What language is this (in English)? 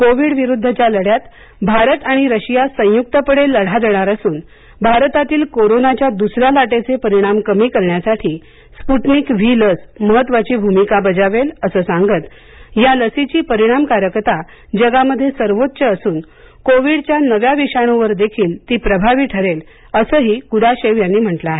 Marathi